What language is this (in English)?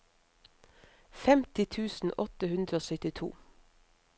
Norwegian